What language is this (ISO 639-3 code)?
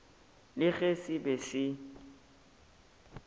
nso